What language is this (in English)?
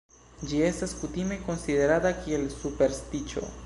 Esperanto